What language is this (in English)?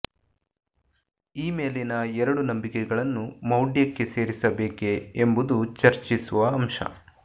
Kannada